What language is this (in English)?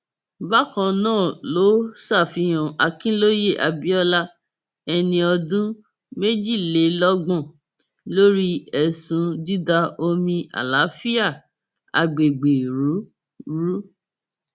Yoruba